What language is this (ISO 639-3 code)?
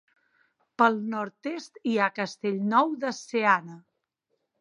cat